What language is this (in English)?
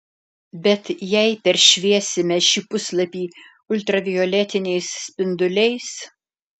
Lithuanian